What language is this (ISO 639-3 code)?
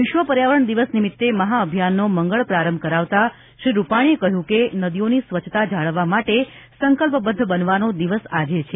guj